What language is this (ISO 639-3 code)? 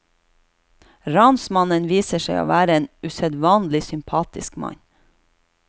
nor